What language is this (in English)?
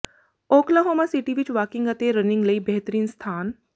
Punjabi